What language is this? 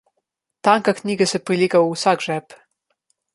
Slovenian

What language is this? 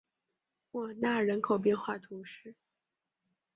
Chinese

